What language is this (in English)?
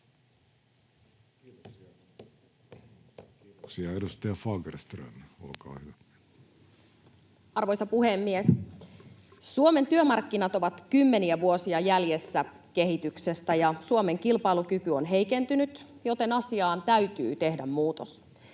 Finnish